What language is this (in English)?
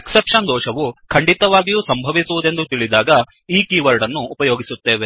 Kannada